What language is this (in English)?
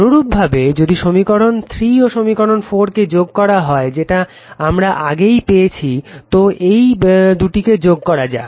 Bangla